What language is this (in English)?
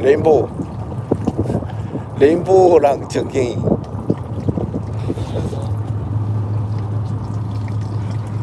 Korean